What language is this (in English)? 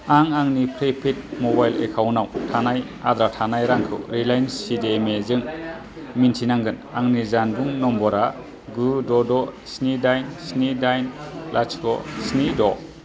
Bodo